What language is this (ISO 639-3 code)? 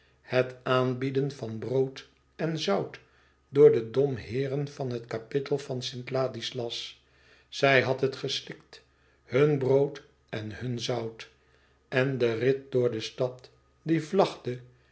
nld